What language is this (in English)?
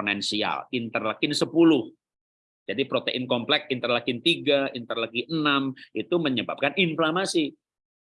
Indonesian